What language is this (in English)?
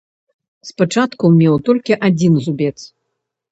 Belarusian